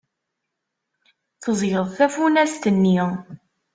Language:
Kabyle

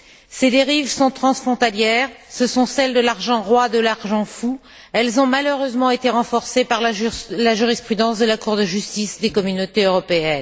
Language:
French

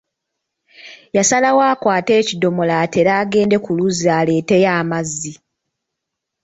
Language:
Ganda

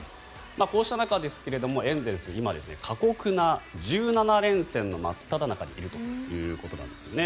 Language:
Japanese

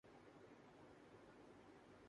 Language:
Urdu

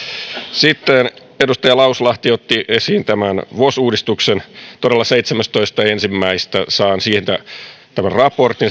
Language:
Finnish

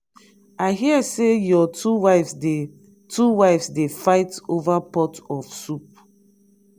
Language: Nigerian Pidgin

